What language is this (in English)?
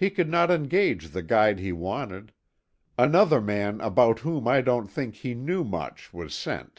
English